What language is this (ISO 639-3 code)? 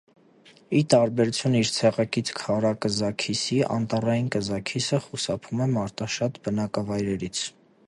hye